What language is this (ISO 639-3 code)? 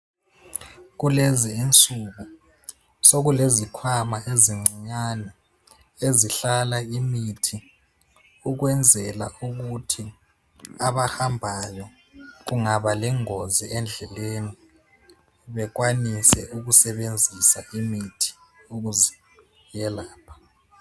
nde